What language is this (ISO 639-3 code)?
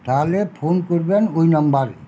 ben